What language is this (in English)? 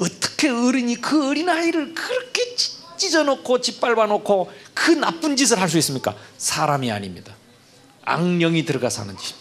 Korean